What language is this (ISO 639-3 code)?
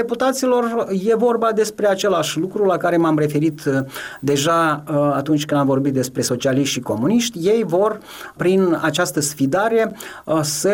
ron